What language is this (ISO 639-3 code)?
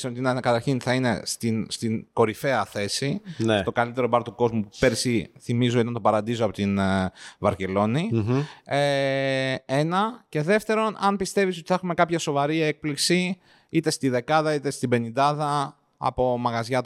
ell